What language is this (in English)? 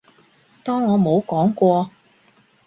Cantonese